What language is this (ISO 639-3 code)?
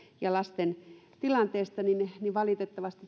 fin